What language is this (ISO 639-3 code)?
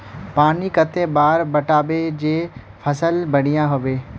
mag